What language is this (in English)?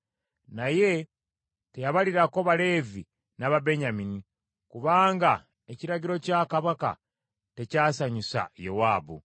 Ganda